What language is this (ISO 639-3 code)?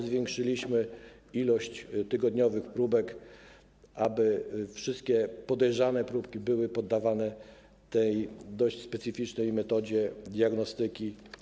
pol